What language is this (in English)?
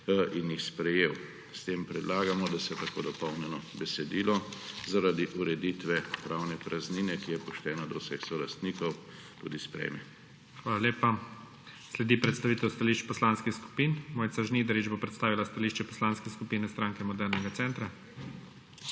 Slovenian